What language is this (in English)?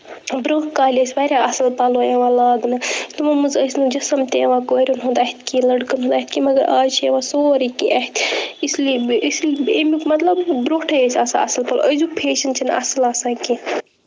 Kashmiri